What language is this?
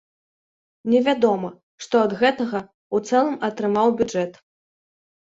Belarusian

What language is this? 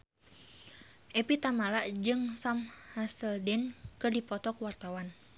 Sundanese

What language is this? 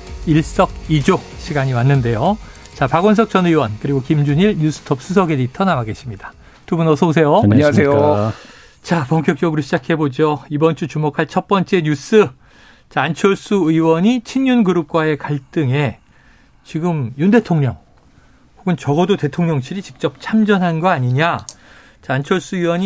Korean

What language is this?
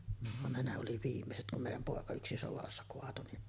Finnish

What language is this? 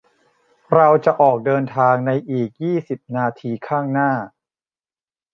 Thai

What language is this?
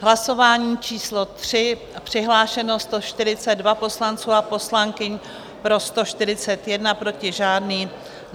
Czech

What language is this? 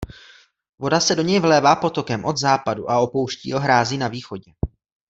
Czech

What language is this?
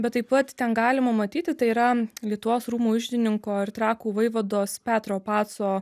Lithuanian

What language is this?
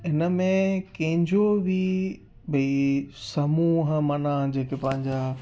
Sindhi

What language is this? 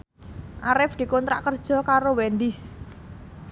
Javanese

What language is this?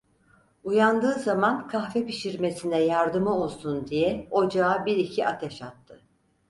Turkish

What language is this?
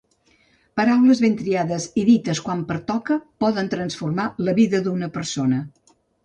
Catalan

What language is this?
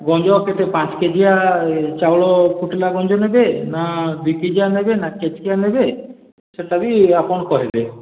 Odia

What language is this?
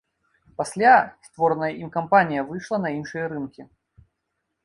Belarusian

